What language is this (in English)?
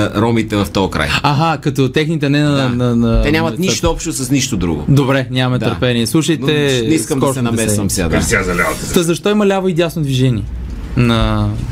Bulgarian